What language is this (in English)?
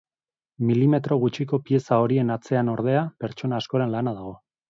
Basque